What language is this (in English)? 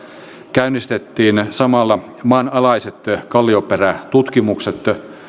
Finnish